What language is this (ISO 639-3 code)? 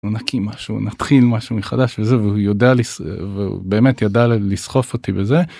heb